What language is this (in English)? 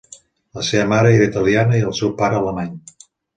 Catalan